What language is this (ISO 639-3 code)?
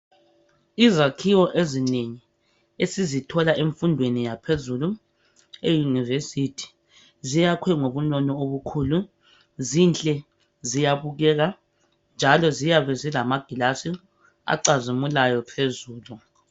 nde